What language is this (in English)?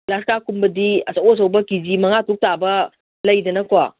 Manipuri